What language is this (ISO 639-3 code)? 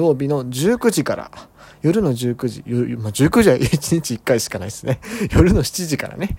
jpn